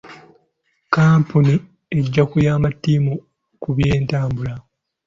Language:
Ganda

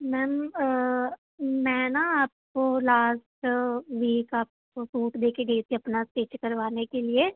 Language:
Punjabi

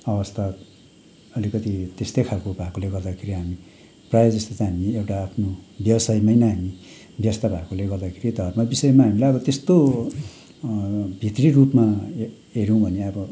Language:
Nepali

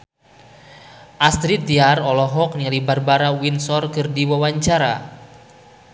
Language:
Sundanese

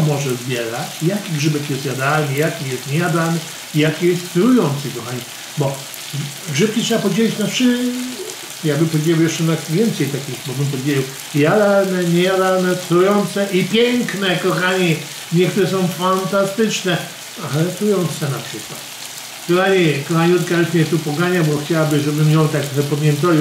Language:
Polish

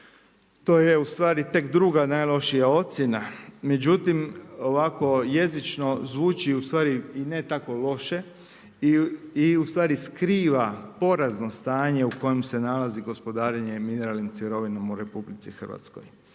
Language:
Croatian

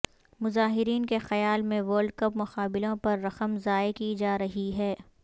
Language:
Urdu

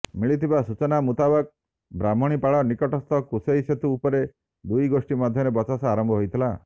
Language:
Odia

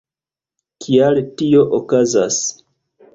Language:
Esperanto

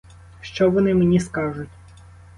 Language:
Ukrainian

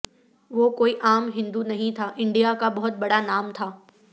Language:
Urdu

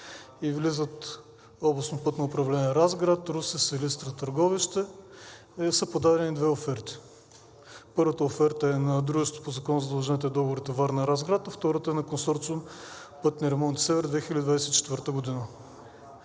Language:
Bulgarian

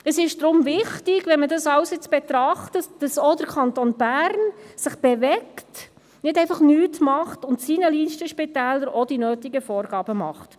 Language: Swiss German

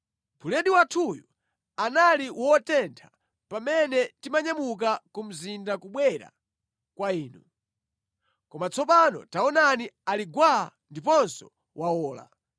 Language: Nyanja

